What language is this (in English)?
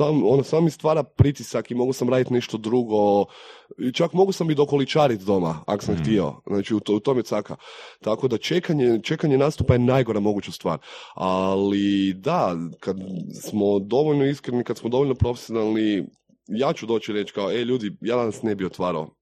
Croatian